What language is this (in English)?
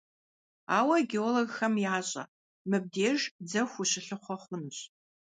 Kabardian